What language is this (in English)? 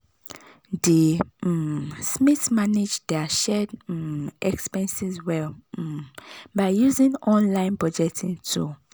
Nigerian Pidgin